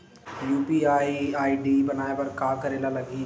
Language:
Chhattisgarhi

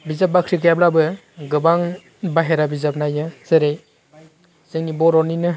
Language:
Bodo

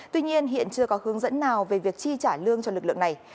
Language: Vietnamese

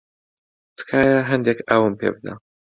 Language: Central Kurdish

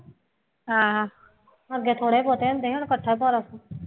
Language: Punjabi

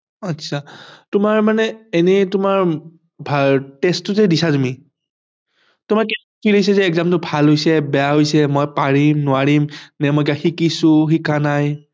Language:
Assamese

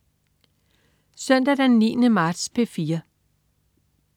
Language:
Danish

